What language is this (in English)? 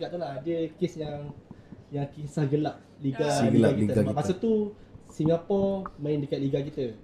Malay